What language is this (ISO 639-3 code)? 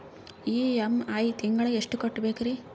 kan